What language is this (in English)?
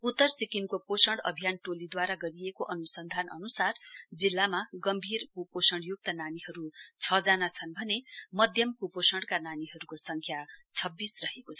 Nepali